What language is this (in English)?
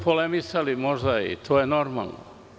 Serbian